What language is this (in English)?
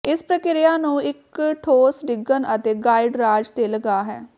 Punjabi